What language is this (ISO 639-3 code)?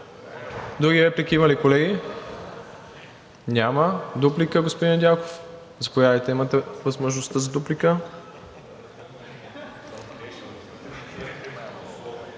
bul